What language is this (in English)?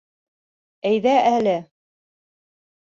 Bashkir